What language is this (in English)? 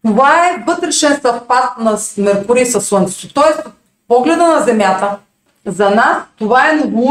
Bulgarian